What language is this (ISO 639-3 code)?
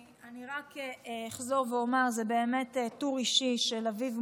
heb